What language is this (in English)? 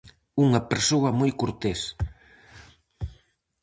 Galician